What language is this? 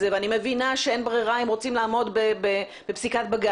Hebrew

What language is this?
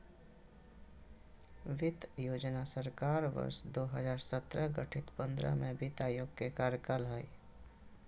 Magahi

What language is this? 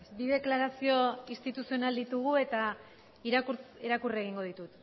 Basque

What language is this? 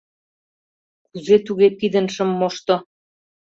Mari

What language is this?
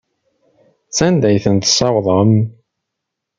Kabyle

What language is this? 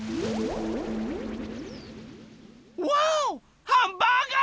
Japanese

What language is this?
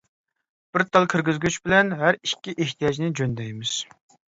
Uyghur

